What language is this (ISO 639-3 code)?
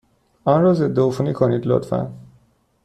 fas